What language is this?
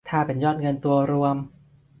Thai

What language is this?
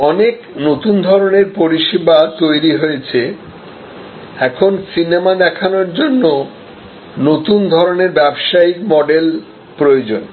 Bangla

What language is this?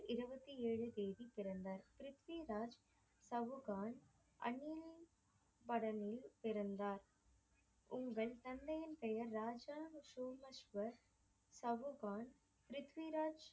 Tamil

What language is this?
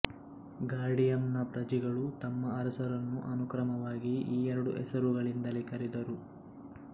Kannada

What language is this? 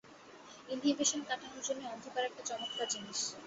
Bangla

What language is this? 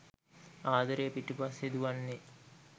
Sinhala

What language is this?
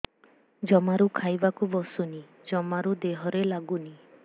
Odia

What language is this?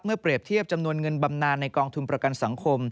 Thai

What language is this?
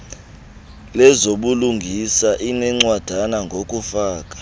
Xhosa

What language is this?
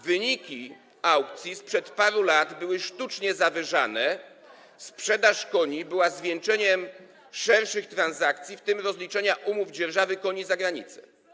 Polish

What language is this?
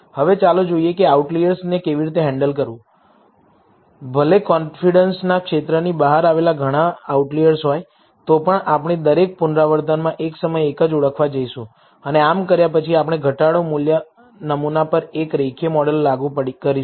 Gujarati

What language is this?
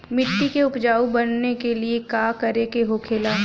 Bhojpuri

